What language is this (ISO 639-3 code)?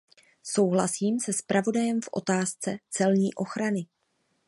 ces